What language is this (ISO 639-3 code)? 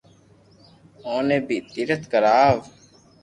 lrk